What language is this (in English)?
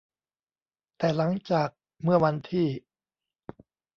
Thai